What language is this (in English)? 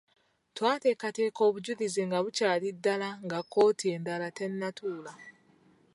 Ganda